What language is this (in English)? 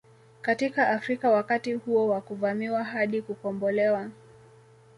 Swahili